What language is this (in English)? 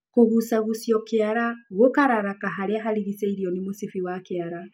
Kikuyu